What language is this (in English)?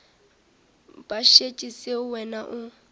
Northern Sotho